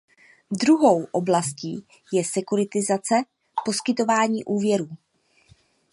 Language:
Czech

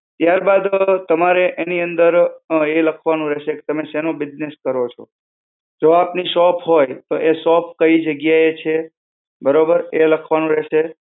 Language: Gujarati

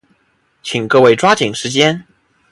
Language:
Chinese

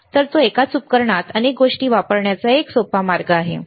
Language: Marathi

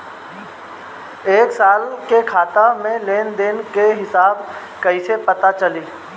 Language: Bhojpuri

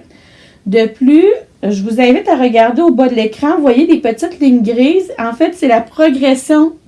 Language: French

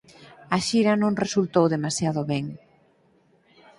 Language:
Galician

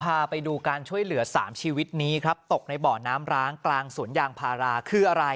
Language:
Thai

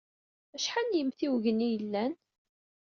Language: Kabyle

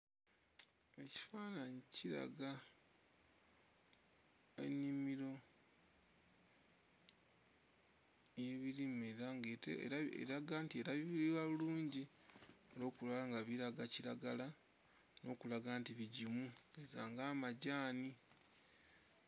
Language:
Ganda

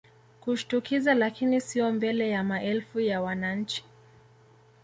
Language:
Swahili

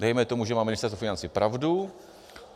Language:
Czech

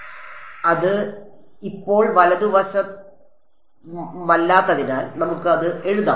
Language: Malayalam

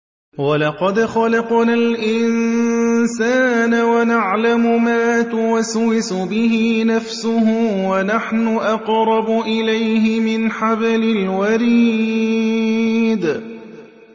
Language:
Arabic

